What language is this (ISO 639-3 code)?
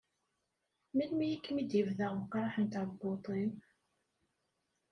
kab